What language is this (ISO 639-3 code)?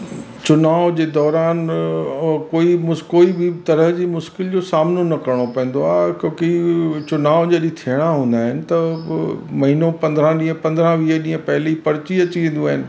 snd